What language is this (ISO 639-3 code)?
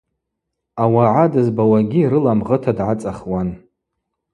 abq